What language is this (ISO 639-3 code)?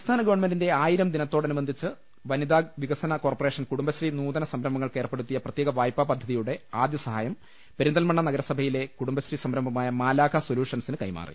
mal